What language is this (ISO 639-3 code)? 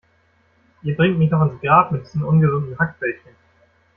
deu